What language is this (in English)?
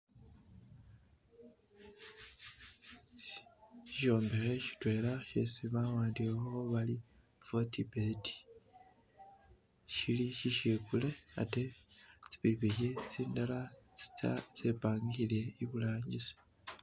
Masaaba